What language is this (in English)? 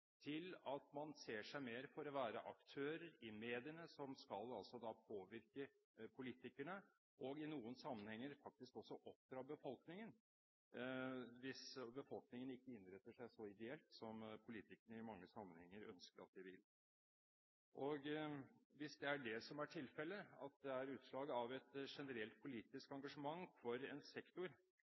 Norwegian Bokmål